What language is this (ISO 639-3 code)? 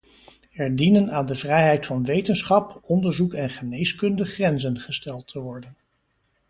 nld